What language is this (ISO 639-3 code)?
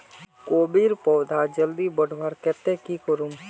mag